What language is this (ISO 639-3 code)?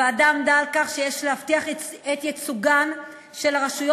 heb